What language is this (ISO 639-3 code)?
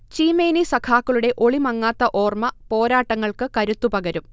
mal